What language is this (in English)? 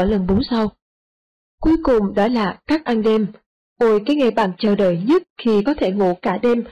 Vietnamese